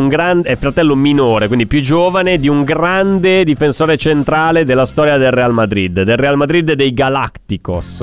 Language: Italian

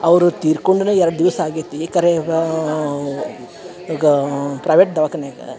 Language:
Kannada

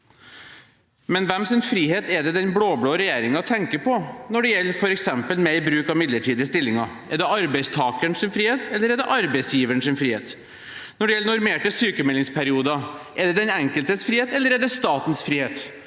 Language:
Norwegian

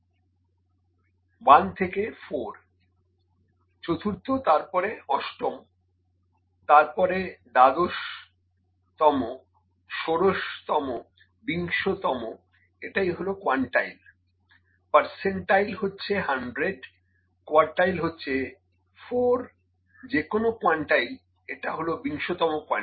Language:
Bangla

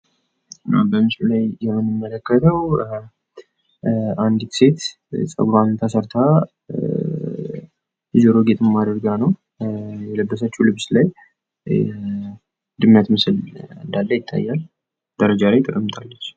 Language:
Amharic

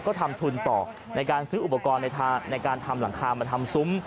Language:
Thai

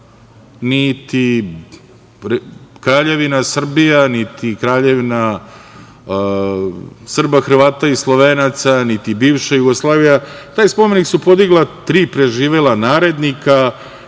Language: Serbian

